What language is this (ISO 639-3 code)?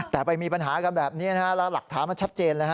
tha